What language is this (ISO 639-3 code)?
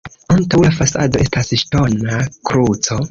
epo